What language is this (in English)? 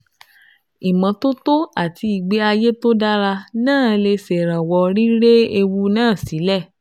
Yoruba